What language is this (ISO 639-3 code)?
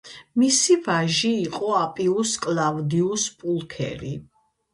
kat